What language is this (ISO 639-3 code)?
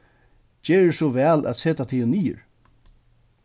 fao